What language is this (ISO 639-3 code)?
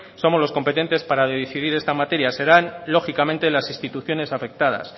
spa